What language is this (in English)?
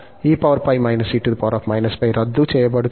Telugu